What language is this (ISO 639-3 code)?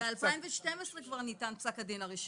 heb